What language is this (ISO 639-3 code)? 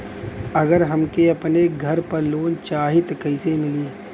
bho